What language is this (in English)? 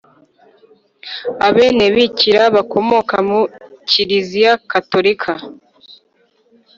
Kinyarwanda